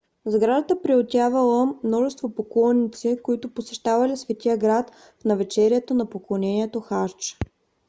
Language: Bulgarian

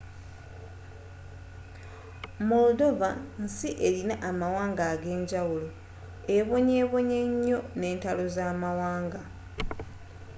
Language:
Ganda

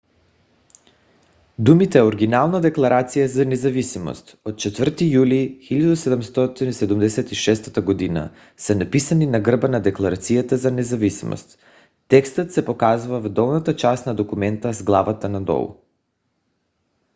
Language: Bulgarian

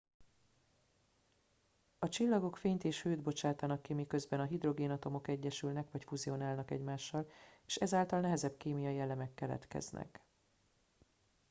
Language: Hungarian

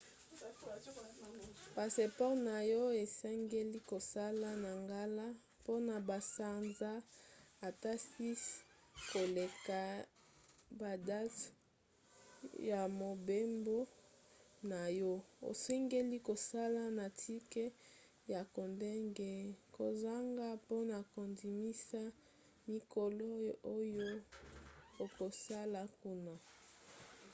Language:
Lingala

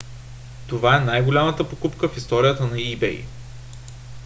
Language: Bulgarian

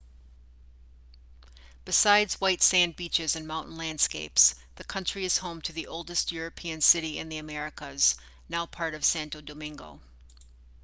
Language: English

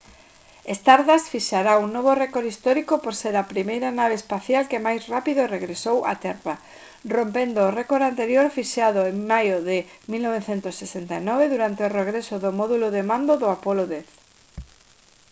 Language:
Galician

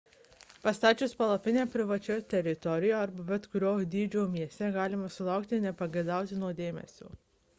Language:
Lithuanian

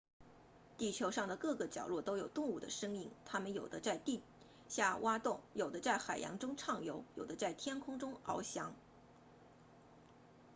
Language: Chinese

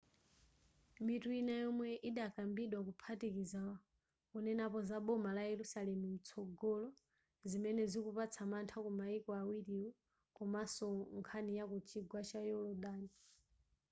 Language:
Nyanja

